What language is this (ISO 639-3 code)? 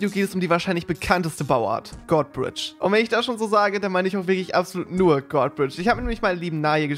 deu